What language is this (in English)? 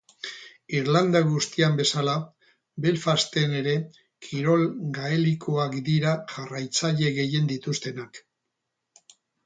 Basque